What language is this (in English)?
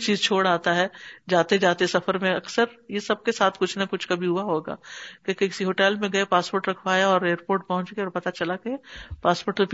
Urdu